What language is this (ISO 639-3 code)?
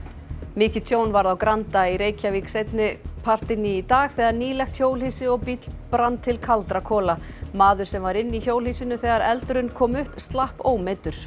isl